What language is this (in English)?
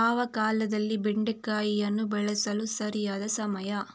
Kannada